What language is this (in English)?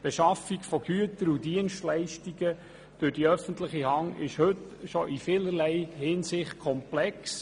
Swiss German